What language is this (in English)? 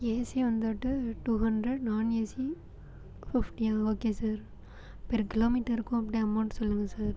Tamil